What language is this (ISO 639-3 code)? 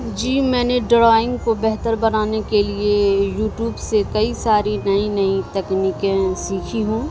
urd